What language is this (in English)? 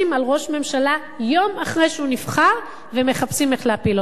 Hebrew